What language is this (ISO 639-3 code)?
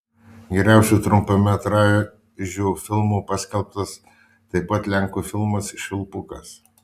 lit